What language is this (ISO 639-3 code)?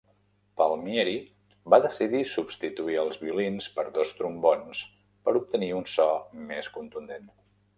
cat